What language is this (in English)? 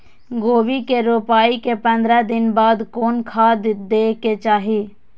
Maithili